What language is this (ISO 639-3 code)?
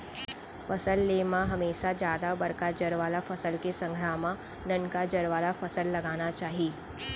hne